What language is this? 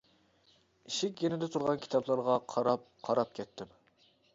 Uyghur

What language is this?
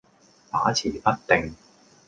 Cantonese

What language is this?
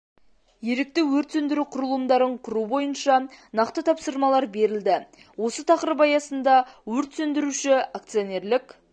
Kazakh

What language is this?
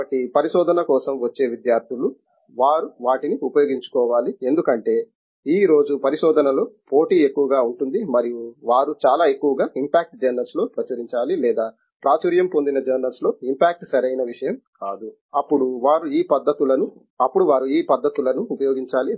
Telugu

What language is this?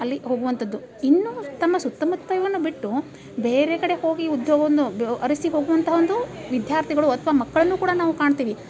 Kannada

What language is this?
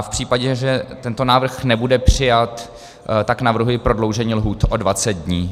Czech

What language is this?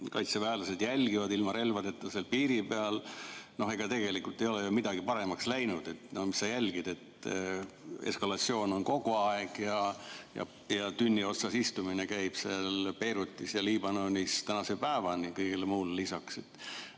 Estonian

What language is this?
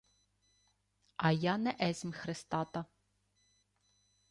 Ukrainian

